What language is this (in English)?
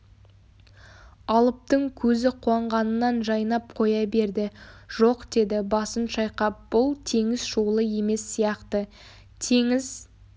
Kazakh